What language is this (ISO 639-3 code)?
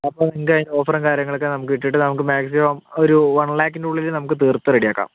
mal